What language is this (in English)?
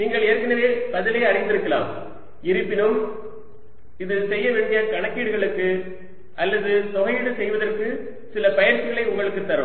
Tamil